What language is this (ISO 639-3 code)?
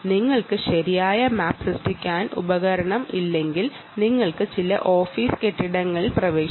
mal